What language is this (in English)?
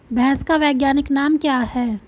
Hindi